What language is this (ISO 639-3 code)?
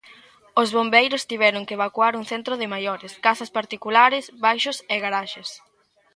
glg